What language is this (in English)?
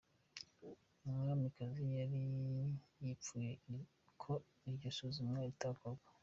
Kinyarwanda